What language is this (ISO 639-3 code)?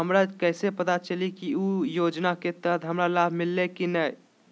mag